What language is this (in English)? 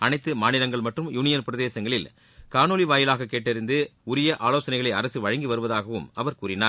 Tamil